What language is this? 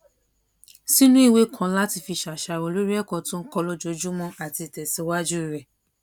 Yoruba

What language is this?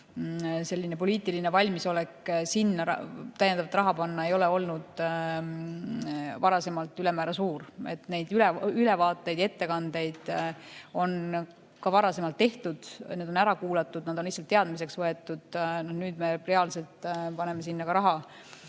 Estonian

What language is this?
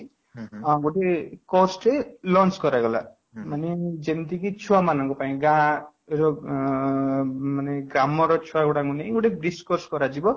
Odia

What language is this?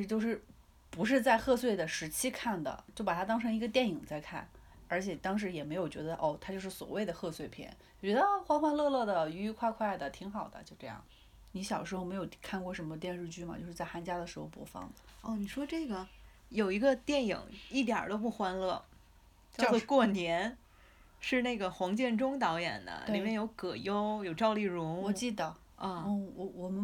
Chinese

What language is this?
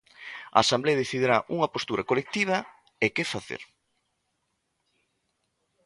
Galician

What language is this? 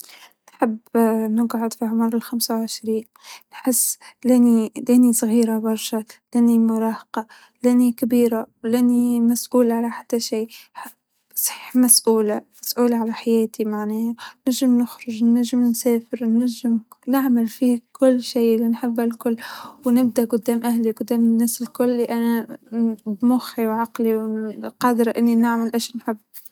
Tunisian Arabic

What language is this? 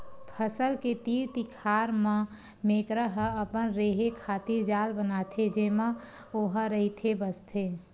Chhattisgarhi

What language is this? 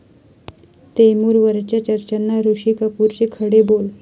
Marathi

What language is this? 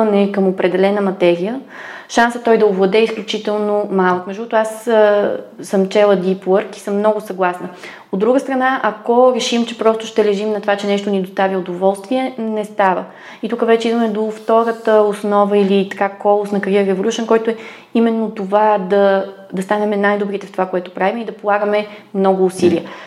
Bulgarian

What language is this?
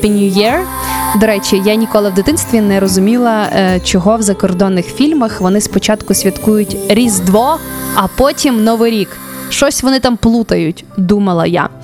Ukrainian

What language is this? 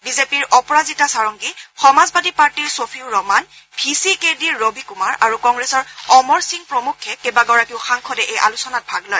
Assamese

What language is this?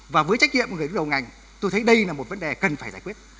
Vietnamese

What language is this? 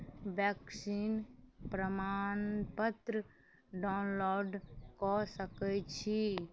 Maithili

